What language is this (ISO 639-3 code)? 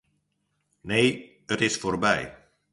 fry